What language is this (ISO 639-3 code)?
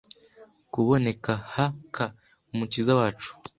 kin